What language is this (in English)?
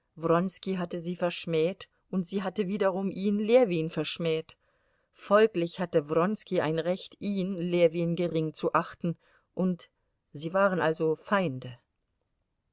German